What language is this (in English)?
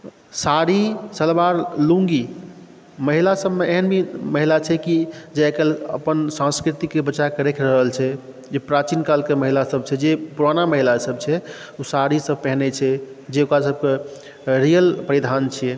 Maithili